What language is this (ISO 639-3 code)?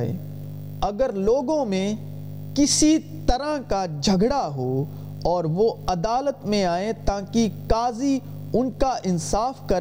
urd